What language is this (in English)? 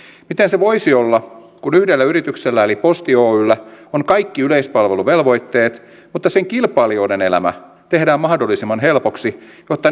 Finnish